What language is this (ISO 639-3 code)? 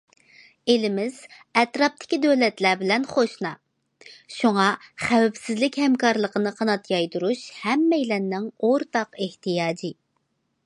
uig